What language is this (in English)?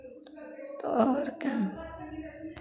Hindi